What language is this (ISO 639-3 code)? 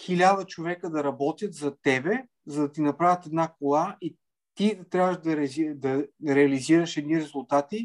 bul